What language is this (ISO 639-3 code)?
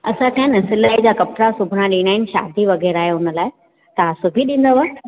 snd